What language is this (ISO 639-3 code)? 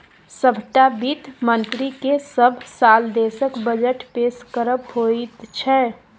mai